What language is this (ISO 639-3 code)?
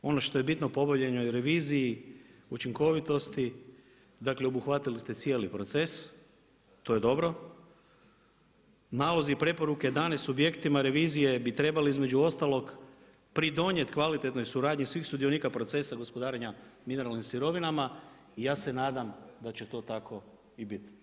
hrv